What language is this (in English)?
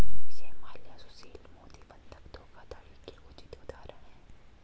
Hindi